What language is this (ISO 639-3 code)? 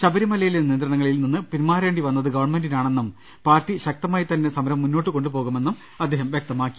mal